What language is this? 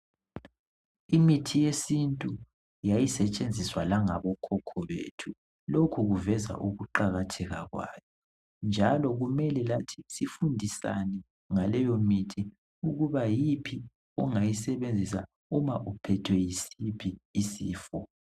North Ndebele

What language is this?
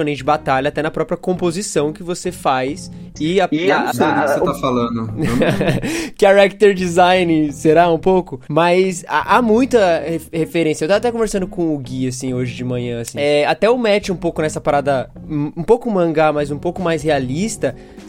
Portuguese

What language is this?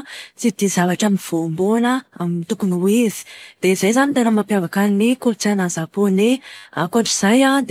Malagasy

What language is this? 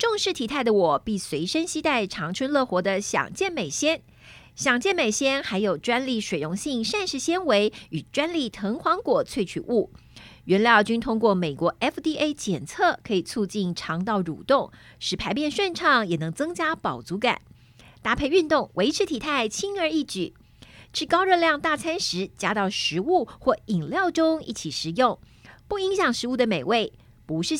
Chinese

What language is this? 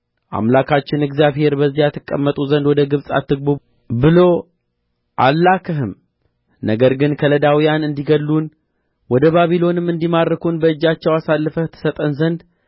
Amharic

